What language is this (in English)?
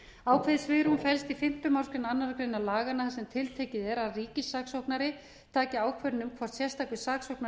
Icelandic